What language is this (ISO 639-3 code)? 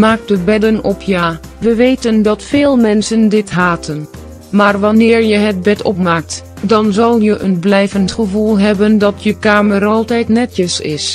nld